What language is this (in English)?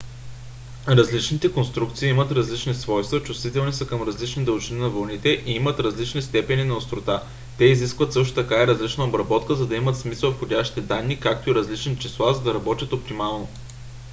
Bulgarian